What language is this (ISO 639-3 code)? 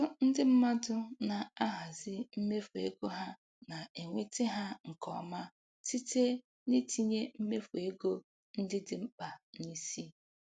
ibo